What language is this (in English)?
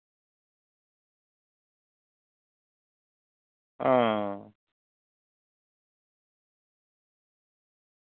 Santali